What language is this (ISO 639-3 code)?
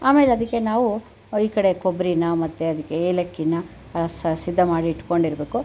kan